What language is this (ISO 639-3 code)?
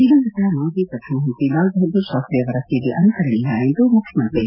kan